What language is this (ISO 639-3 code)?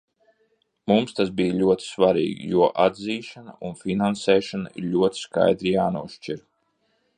lav